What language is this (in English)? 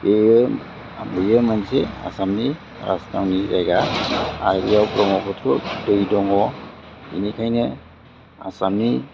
Bodo